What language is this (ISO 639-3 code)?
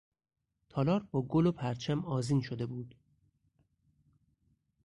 fas